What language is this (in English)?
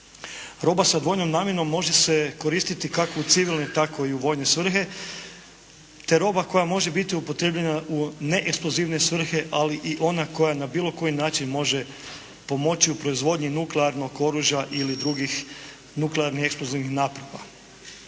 Croatian